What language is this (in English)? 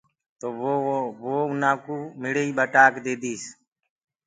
Gurgula